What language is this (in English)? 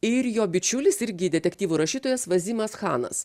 Lithuanian